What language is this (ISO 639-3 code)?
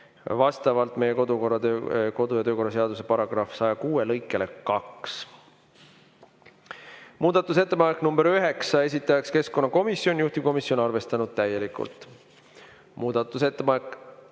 est